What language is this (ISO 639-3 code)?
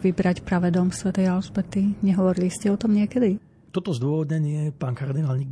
slk